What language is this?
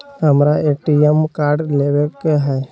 Magahi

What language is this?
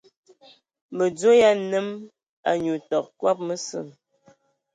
Ewondo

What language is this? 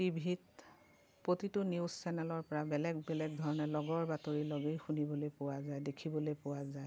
Assamese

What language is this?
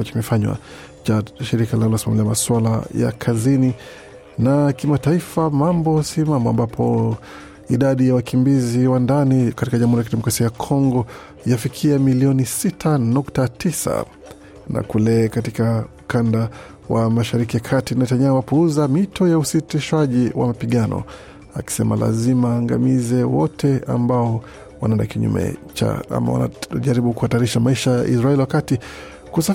Swahili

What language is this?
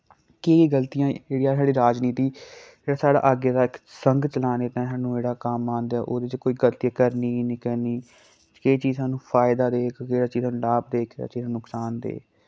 Dogri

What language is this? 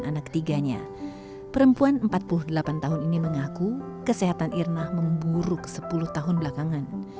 Indonesian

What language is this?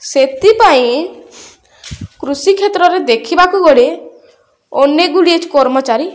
Odia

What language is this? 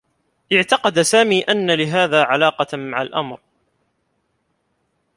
Arabic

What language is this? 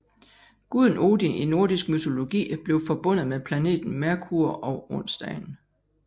Danish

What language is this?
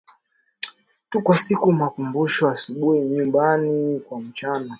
Swahili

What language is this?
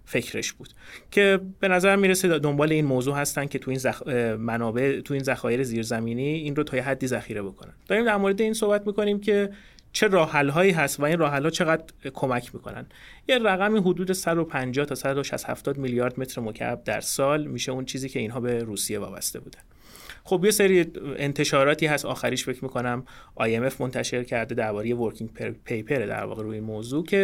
Persian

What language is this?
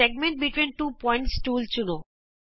Punjabi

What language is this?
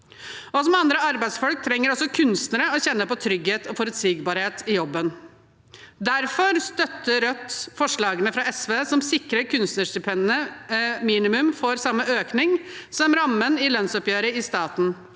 Norwegian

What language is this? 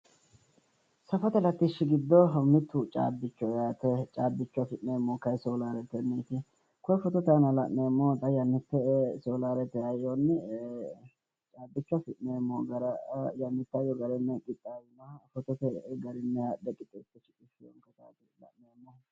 Sidamo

